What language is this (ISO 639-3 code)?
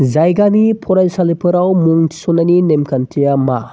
brx